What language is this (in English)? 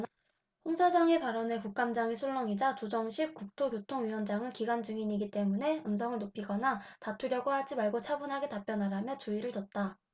Korean